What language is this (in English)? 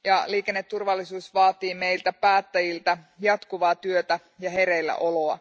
Finnish